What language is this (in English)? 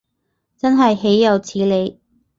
Cantonese